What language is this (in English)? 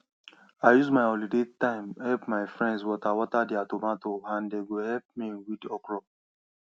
Nigerian Pidgin